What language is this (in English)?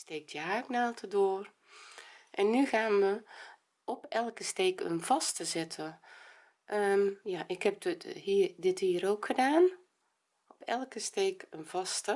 Dutch